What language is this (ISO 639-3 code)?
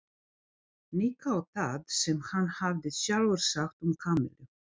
isl